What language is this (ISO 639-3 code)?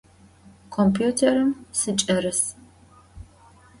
ady